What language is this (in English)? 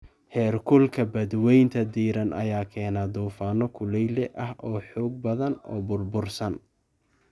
Somali